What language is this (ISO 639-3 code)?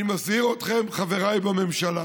heb